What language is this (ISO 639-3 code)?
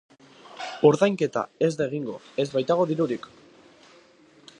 eus